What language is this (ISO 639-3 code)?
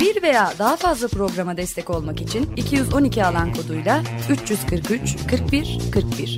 tur